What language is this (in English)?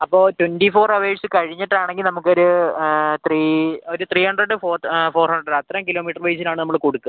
Malayalam